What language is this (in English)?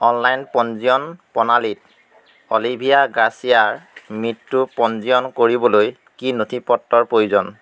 Assamese